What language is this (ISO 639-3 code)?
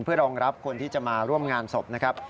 tha